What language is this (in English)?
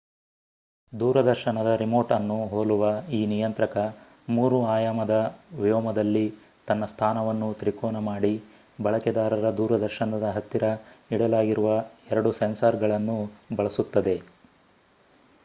Kannada